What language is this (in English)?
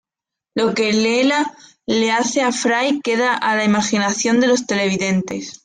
Spanish